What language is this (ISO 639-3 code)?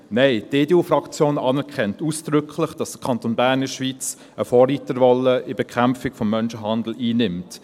gsw